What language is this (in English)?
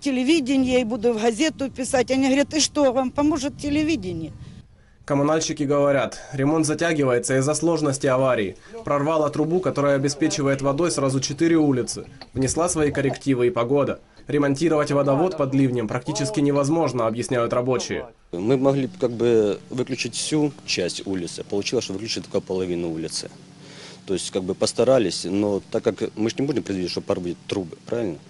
Russian